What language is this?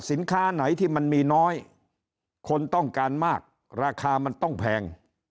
Thai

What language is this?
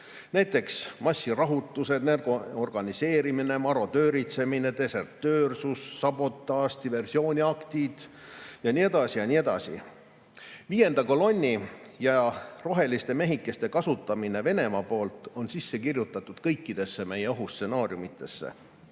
Estonian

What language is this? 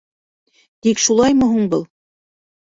Bashkir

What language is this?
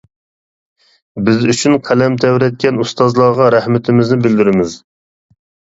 Uyghur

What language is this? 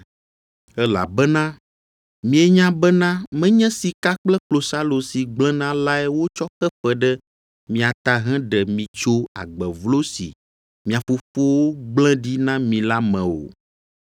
Ewe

